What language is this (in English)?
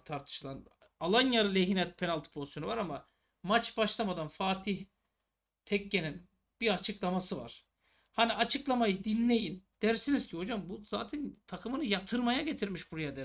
Turkish